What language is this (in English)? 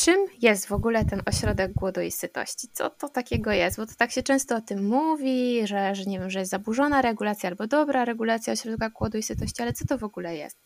Polish